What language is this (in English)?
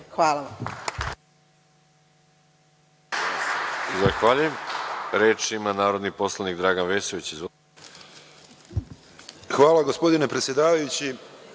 Serbian